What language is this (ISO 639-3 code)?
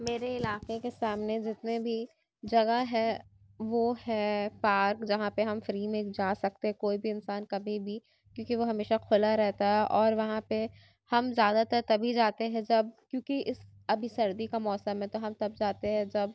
urd